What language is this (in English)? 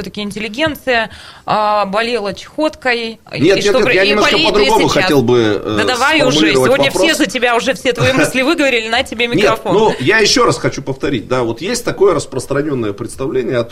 Russian